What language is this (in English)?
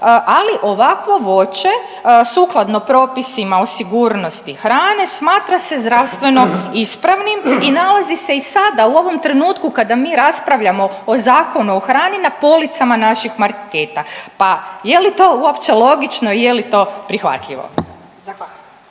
Croatian